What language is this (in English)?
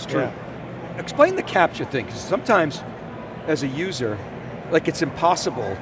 English